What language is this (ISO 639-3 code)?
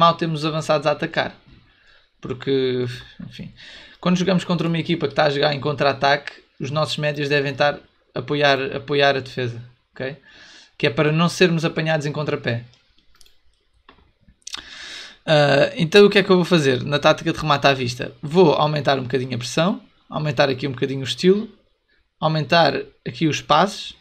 por